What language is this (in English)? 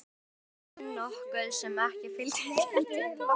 Icelandic